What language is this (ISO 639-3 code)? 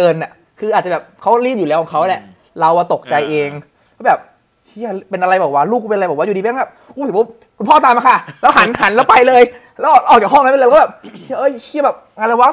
tha